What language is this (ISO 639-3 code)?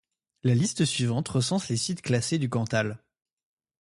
fra